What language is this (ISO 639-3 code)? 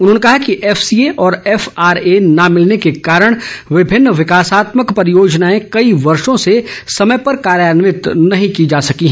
hin